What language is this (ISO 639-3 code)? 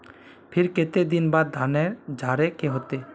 mag